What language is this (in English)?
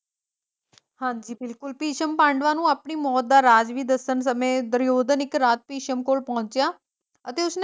Punjabi